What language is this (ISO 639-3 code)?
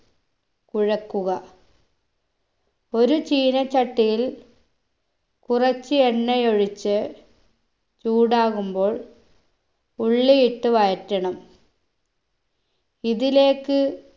mal